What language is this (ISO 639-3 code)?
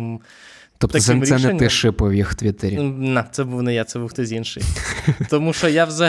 ukr